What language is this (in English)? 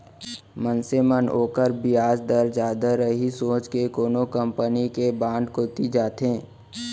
Chhattisgarhi